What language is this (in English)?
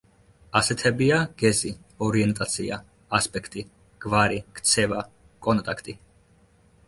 Georgian